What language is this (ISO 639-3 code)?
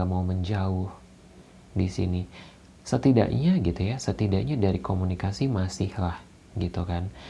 ind